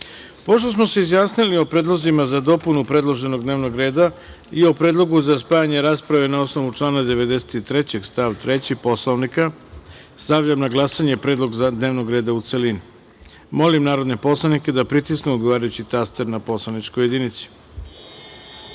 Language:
Serbian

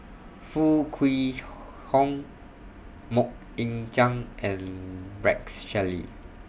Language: English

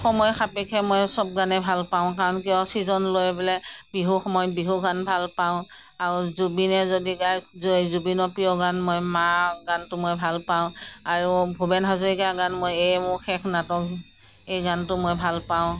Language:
Assamese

